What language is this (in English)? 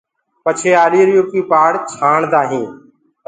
Gurgula